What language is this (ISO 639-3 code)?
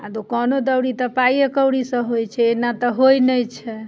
mai